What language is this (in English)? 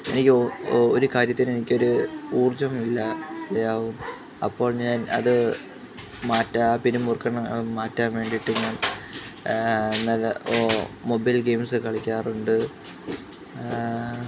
Malayalam